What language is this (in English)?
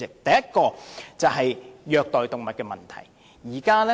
Cantonese